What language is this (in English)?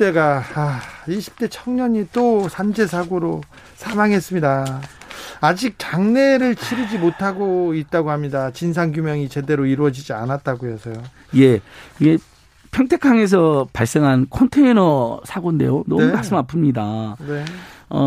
Korean